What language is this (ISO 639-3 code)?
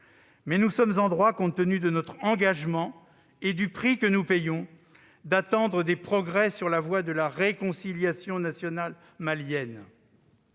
fra